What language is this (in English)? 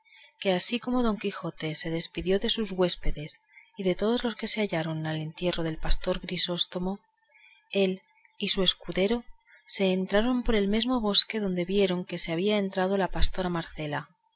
Spanish